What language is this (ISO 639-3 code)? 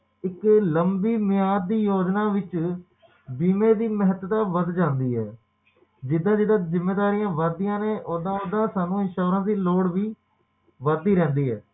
pan